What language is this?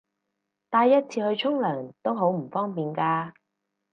Cantonese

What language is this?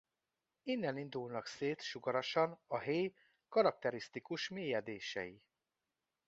Hungarian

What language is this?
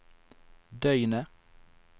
Norwegian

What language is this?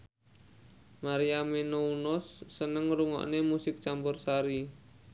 Javanese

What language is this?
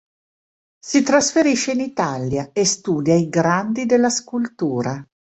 Italian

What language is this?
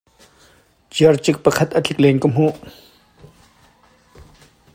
Hakha Chin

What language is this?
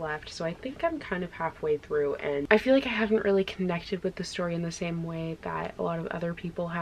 English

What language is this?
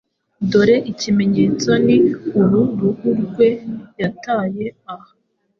Kinyarwanda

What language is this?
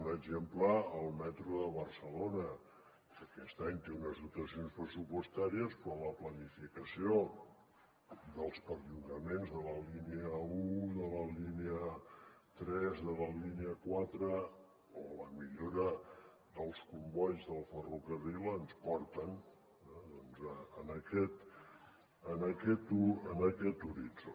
Catalan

